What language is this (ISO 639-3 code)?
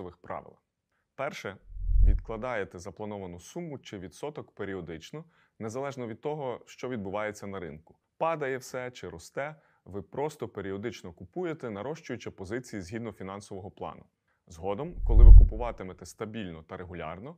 ukr